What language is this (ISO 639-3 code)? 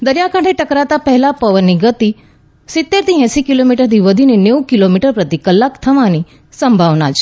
guj